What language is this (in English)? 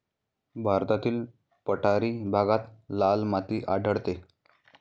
Marathi